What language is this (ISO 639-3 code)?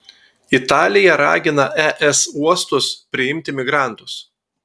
lit